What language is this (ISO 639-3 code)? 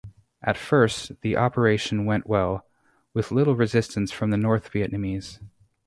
eng